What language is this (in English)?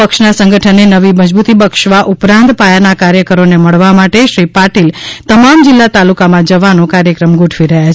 Gujarati